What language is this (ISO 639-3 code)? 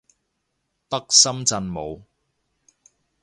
yue